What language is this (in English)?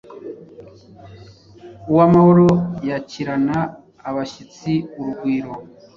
Kinyarwanda